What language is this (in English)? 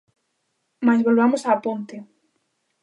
Galician